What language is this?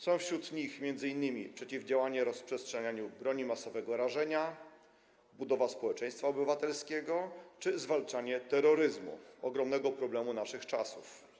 Polish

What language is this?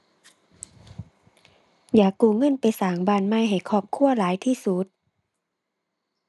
Thai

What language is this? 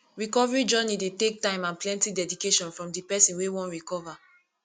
Nigerian Pidgin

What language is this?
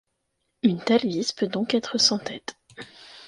French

